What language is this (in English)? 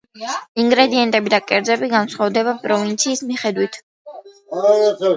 Georgian